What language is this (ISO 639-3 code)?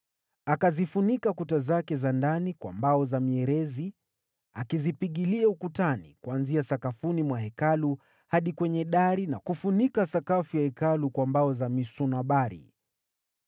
swa